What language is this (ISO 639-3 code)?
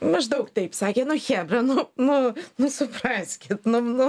lit